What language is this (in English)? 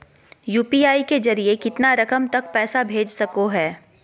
Magahi